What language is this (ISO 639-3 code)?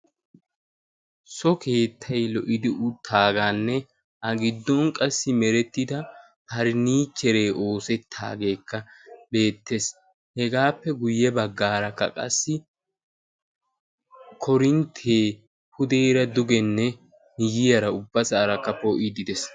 wal